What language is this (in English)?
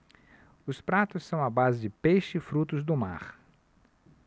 Portuguese